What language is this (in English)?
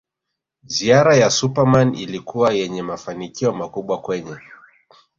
Swahili